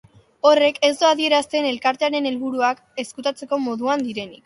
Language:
Basque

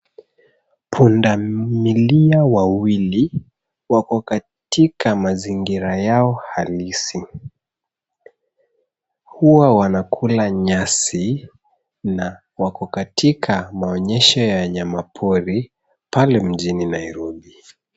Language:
Swahili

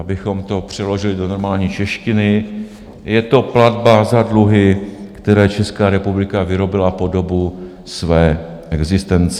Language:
Czech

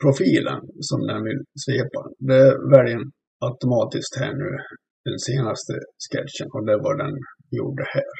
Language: Swedish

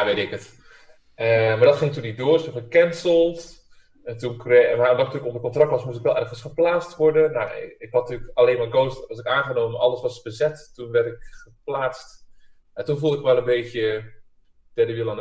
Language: Dutch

